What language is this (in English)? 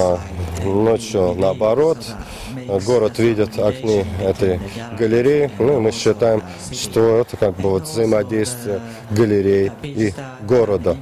Russian